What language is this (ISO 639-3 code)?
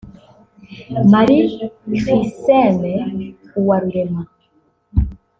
kin